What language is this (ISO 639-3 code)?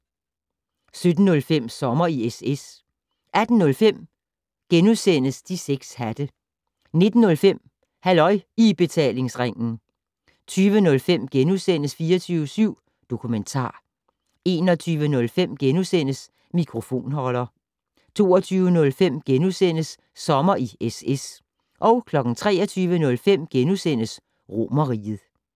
dan